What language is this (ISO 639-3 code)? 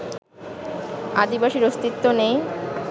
ben